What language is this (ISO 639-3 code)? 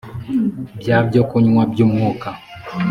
kin